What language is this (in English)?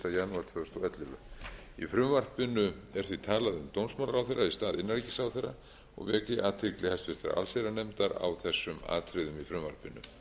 Icelandic